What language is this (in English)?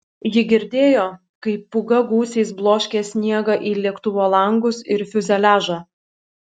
Lithuanian